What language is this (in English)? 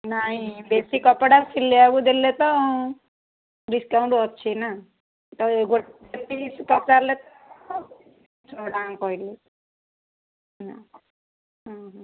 Odia